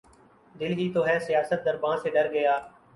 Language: Urdu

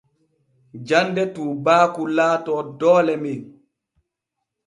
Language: Borgu Fulfulde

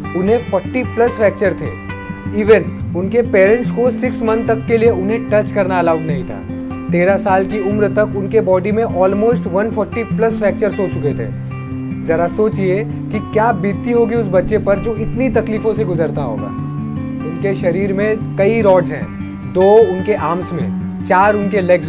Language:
Hindi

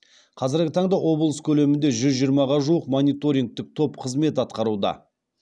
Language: Kazakh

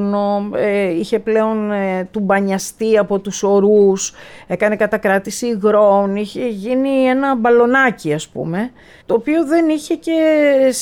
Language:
Greek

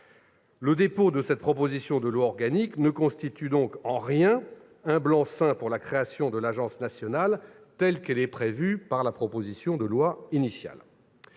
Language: French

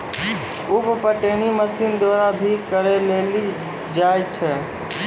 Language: Maithili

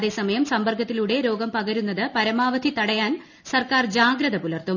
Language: Malayalam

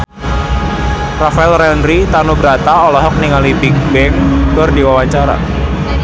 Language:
Sundanese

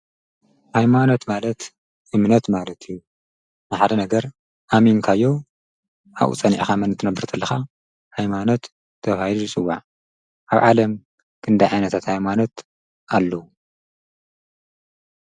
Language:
Tigrinya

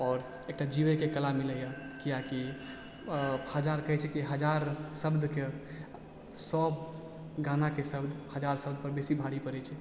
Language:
Maithili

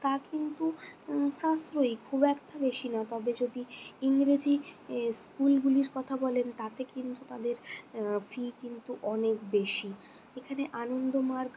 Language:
Bangla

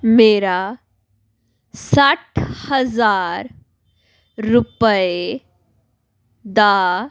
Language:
Punjabi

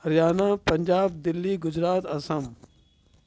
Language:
Sindhi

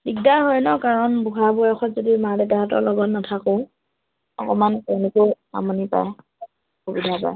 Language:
Assamese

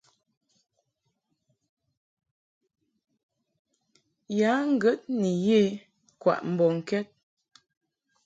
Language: Mungaka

